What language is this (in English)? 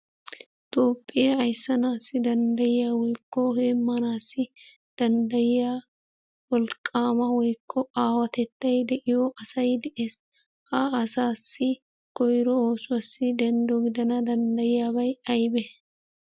Wolaytta